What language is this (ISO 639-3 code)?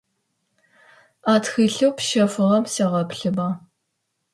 ady